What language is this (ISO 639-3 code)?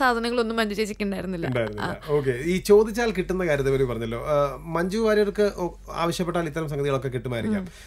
mal